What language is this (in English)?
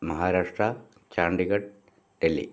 Malayalam